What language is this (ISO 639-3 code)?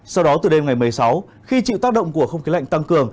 vie